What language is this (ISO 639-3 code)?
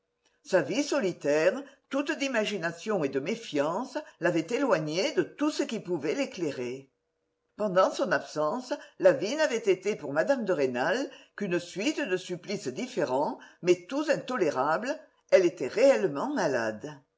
fra